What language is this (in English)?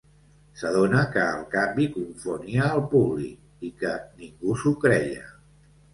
Catalan